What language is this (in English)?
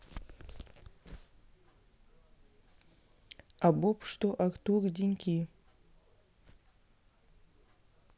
Russian